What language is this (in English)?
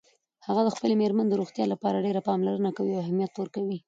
Pashto